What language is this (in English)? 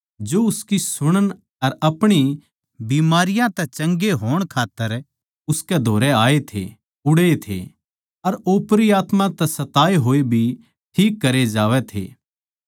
Haryanvi